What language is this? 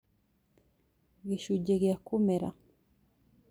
Kikuyu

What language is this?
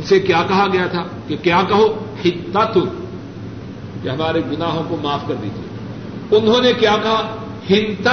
Urdu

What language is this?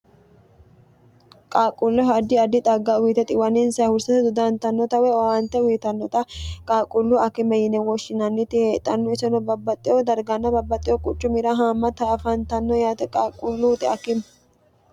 Sidamo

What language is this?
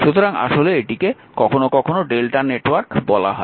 Bangla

